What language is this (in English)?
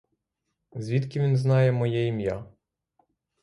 Ukrainian